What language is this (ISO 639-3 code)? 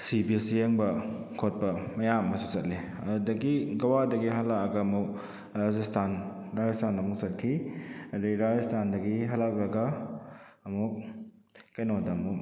mni